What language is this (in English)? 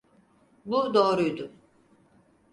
Turkish